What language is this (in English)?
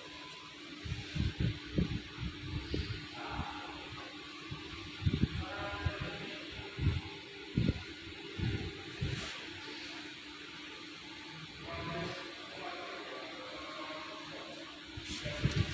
Indonesian